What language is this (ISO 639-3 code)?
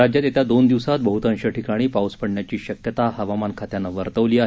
mar